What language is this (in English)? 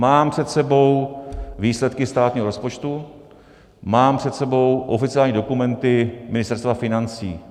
Czech